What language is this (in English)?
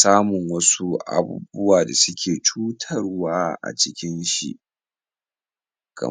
Hausa